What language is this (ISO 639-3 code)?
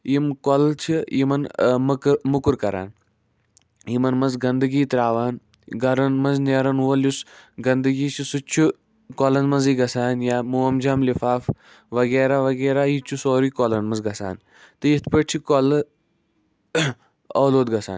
kas